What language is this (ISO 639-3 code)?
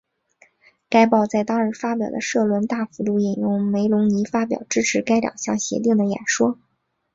zho